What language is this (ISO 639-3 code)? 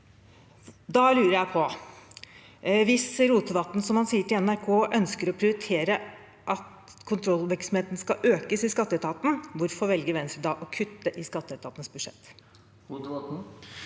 nor